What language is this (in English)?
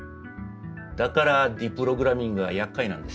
Japanese